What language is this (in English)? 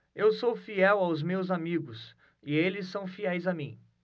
Portuguese